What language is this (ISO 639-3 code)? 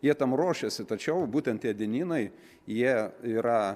lit